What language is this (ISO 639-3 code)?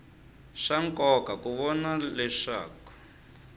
tso